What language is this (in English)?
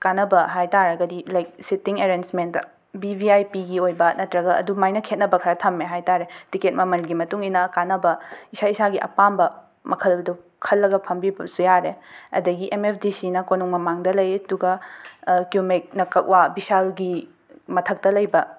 Manipuri